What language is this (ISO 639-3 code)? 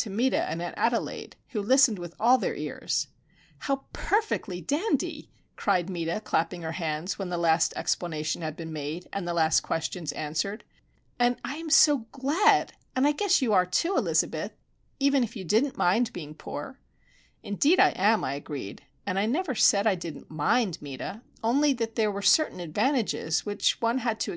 eng